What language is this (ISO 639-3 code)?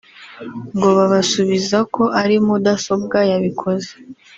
kin